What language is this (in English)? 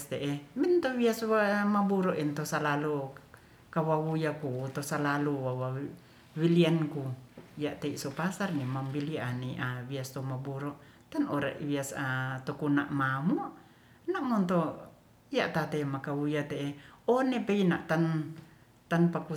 Ratahan